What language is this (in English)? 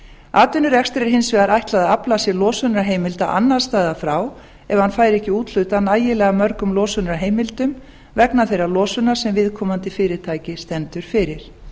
Icelandic